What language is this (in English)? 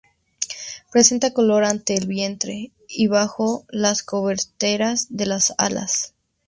Spanish